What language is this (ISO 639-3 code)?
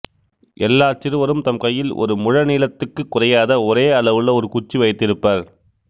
tam